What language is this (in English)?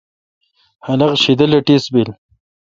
Kalkoti